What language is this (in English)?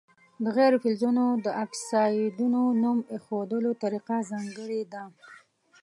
Pashto